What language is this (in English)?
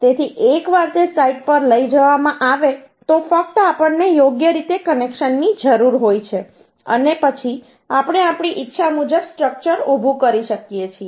Gujarati